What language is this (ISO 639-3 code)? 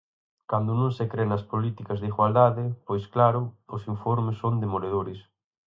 glg